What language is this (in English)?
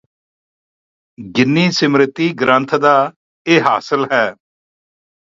Punjabi